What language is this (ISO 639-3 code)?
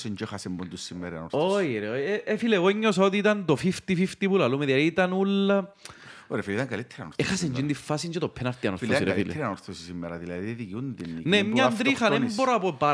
ell